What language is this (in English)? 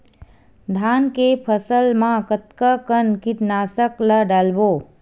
Chhattisgarhi